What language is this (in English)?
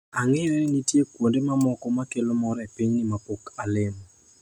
Luo (Kenya and Tanzania)